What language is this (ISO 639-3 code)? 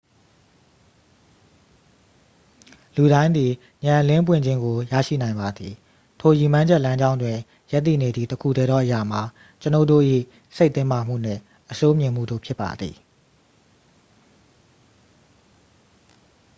mya